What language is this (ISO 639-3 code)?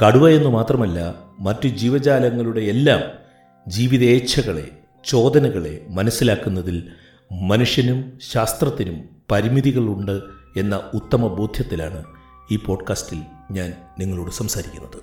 mal